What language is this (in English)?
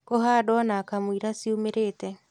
Kikuyu